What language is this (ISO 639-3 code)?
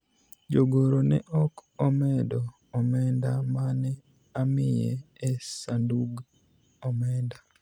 luo